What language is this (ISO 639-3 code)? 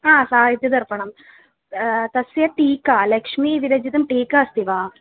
san